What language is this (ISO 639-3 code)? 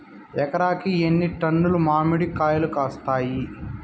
tel